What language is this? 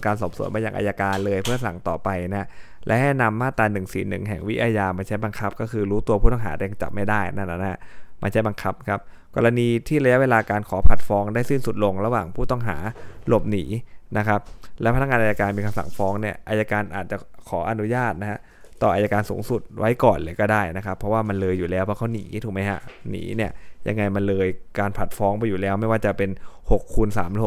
Thai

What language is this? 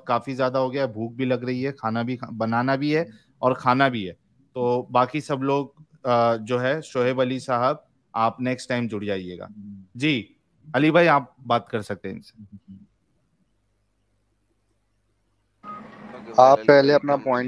Hindi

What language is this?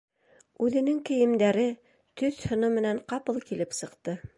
Bashkir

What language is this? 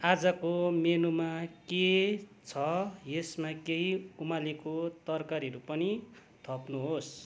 Nepali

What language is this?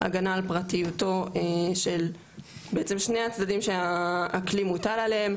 Hebrew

